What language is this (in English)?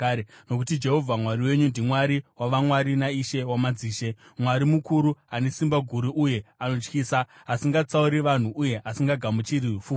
Shona